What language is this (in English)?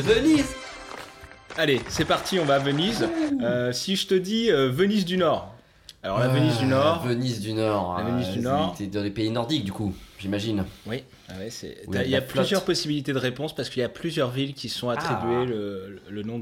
French